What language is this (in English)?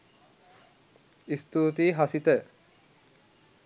Sinhala